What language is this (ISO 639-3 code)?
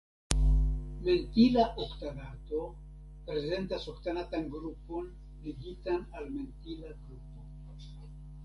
epo